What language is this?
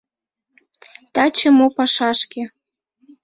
Mari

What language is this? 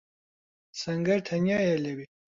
Central Kurdish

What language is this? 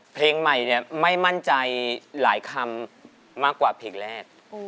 Thai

